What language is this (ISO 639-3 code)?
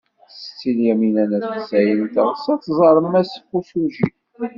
kab